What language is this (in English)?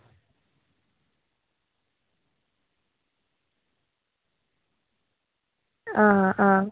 Dogri